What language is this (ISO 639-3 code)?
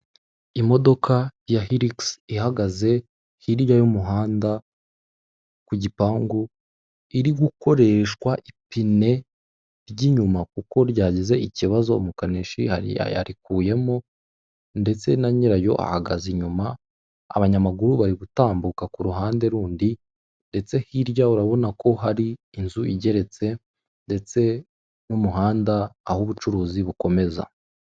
kin